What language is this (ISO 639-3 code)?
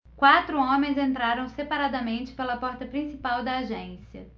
por